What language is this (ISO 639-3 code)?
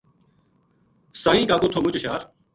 gju